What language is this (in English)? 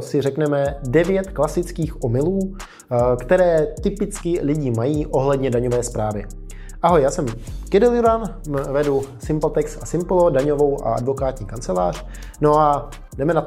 Czech